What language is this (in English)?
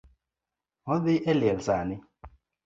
Luo (Kenya and Tanzania)